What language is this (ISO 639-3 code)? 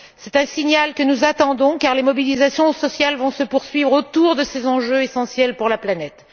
fra